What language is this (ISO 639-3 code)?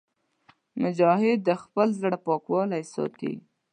pus